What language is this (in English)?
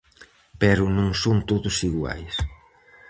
Galician